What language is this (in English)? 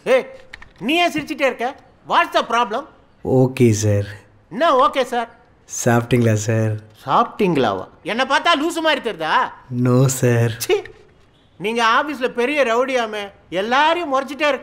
Korean